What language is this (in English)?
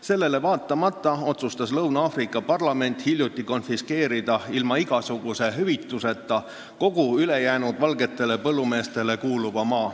Estonian